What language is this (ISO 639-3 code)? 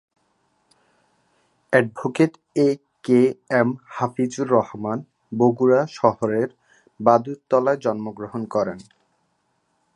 ben